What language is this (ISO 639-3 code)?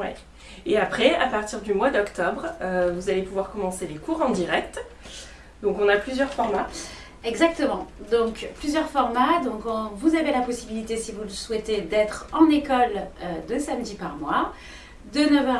fra